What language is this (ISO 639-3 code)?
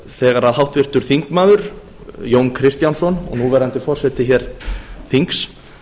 isl